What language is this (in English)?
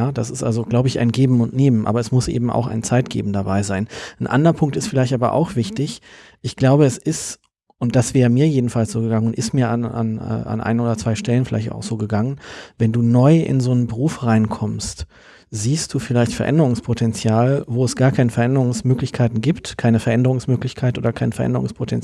German